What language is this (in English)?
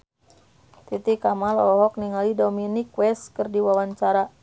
Sundanese